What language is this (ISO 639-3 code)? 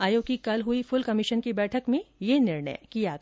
hin